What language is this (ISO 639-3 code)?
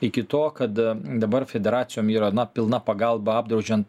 lit